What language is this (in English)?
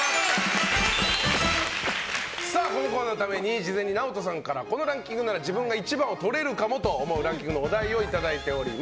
Japanese